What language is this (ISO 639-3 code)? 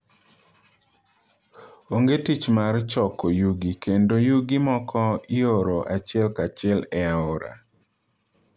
luo